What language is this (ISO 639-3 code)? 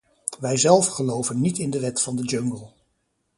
nld